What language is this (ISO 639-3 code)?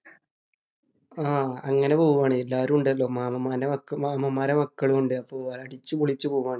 mal